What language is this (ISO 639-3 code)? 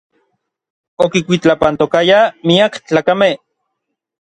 nlv